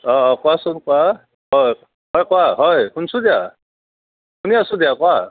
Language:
Assamese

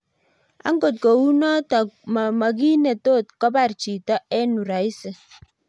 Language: Kalenjin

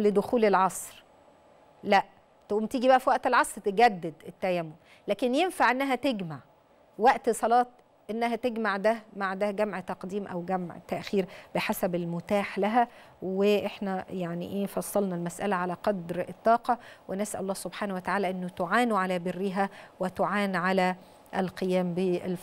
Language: Arabic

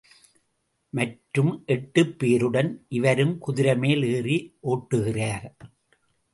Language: Tamil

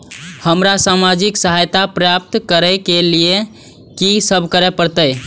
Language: Maithili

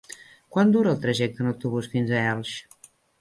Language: Catalan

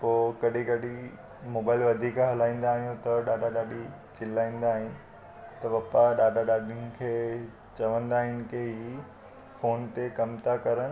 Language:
Sindhi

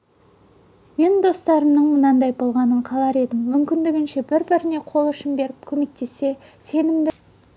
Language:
Kazakh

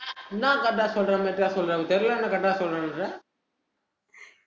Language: Tamil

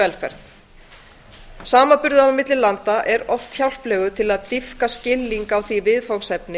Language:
Icelandic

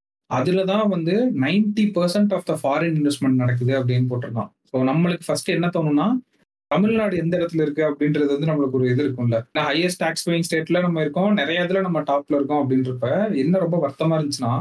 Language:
Tamil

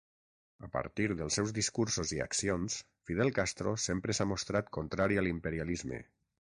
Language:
Catalan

